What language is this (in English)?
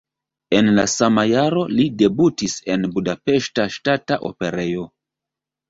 Esperanto